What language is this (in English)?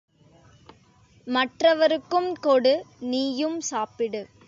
Tamil